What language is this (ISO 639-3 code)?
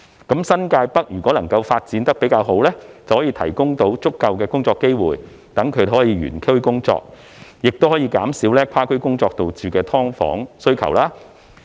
yue